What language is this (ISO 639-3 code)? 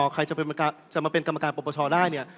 tha